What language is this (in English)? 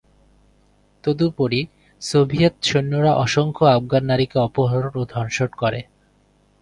Bangla